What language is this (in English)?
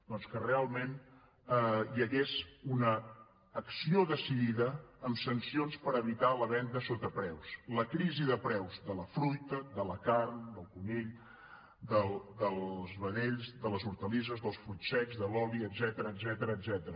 Catalan